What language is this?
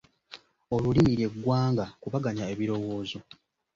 Ganda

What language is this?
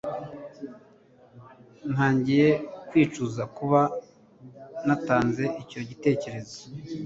Kinyarwanda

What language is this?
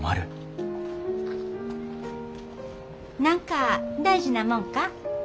Japanese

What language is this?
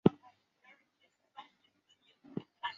Chinese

